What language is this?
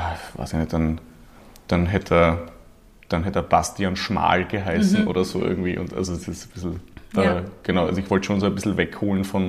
German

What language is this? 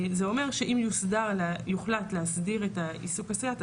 Hebrew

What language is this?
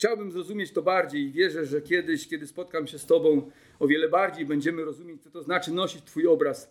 Polish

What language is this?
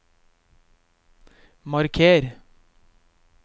Norwegian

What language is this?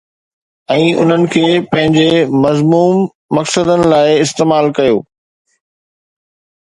Sindhi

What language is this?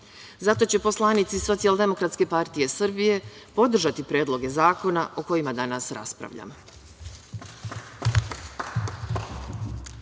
Serbian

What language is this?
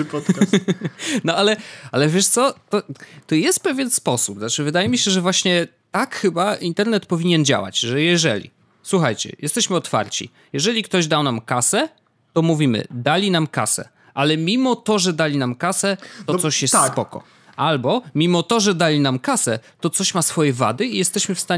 Polish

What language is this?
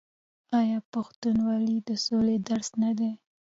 Pashto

